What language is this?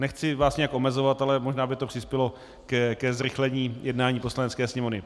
Czech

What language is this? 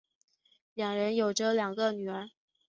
Chinese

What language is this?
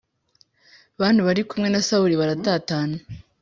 Kinyarwanda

